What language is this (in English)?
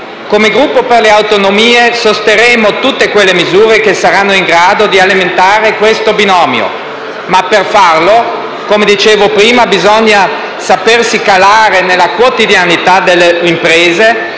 Italian